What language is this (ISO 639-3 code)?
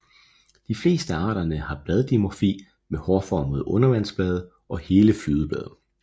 dan